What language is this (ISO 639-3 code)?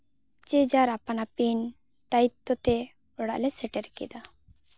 sat